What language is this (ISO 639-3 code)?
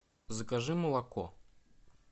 rus